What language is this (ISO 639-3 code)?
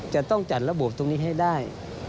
tha